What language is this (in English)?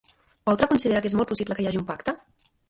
Catalan